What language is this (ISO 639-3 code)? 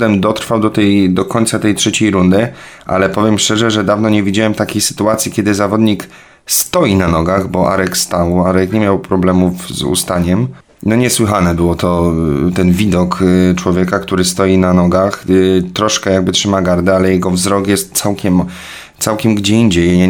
pol